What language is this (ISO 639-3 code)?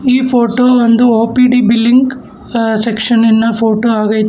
kan